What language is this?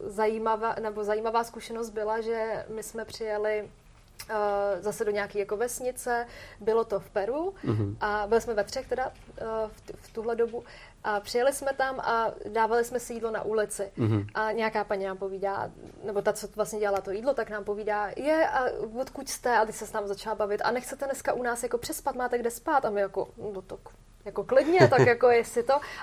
Czech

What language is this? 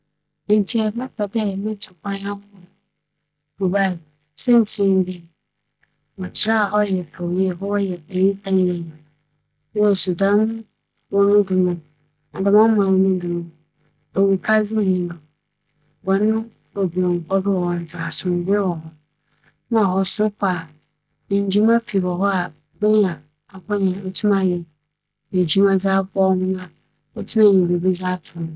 Akan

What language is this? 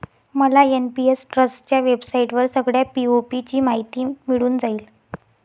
Marathi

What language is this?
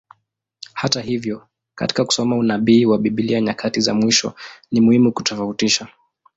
Swahili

